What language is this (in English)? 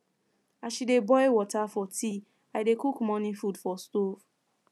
Nigerian Pidgin